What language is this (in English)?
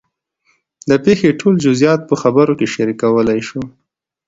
Pashto